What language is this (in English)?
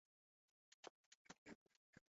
Swahili